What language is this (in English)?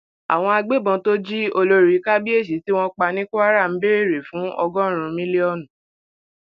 Yoruba